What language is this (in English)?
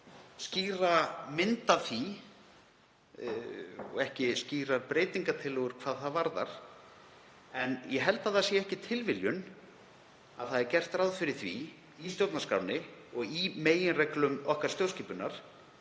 Icelandic